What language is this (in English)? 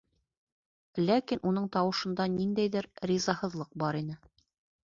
Bashkir